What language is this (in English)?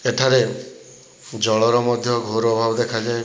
Odia